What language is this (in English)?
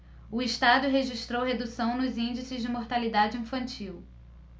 Portuguese